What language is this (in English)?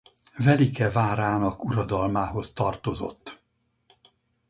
Hungarian